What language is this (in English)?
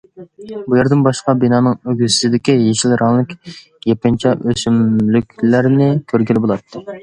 Uyghur